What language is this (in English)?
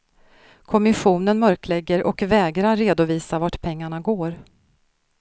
Swedish